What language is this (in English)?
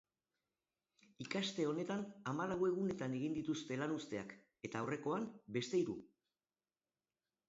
Basque